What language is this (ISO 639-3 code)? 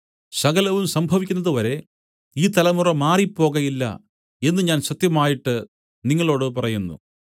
mal